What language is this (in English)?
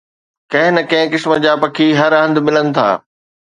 Sindhi